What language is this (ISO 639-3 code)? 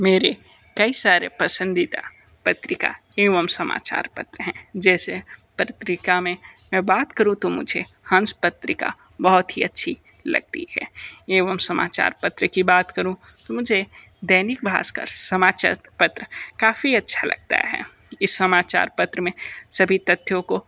hin